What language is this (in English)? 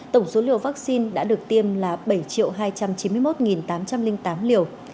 Vietnamese